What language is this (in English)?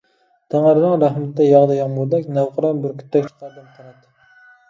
Uyghur